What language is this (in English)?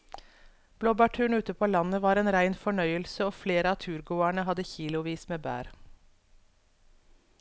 Norwegian